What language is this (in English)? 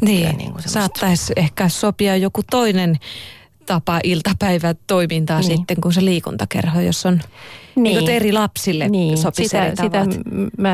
Finnish